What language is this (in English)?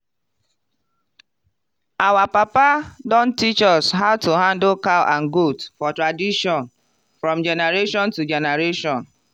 Nigerian Pidgin